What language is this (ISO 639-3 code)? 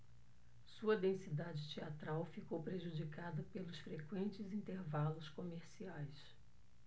por